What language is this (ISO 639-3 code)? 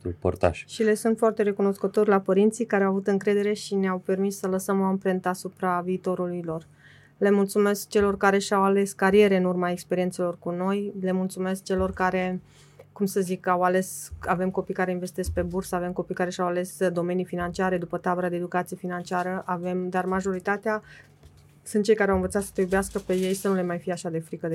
ron